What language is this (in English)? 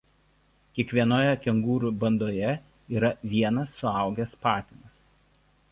Lithuanian